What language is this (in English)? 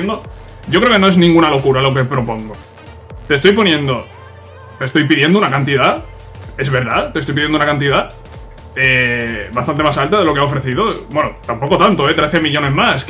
Spanish